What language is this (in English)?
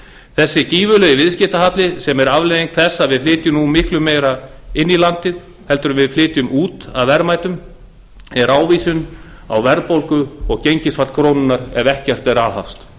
Icelandic